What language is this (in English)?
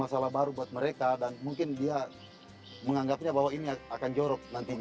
Indonesian